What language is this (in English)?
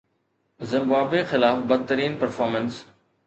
Sindhi